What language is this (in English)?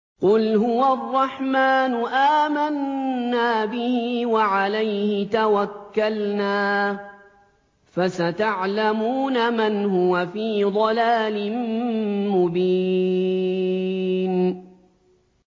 Arabic